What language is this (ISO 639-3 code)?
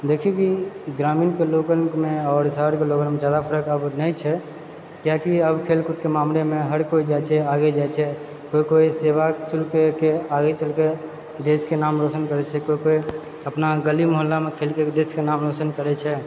mai